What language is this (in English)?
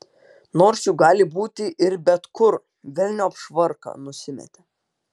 Lithuanian